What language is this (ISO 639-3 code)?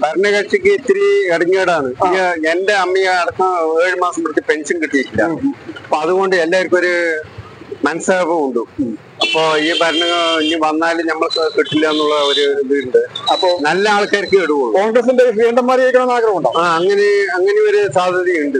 mal